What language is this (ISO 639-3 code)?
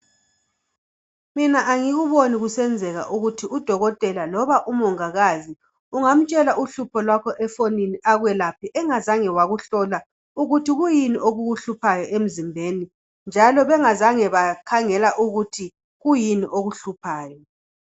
nde